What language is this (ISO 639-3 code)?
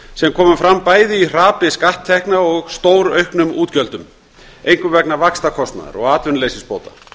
isl